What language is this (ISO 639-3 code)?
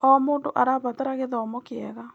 kik